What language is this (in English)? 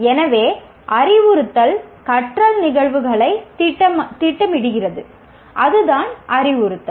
Tamil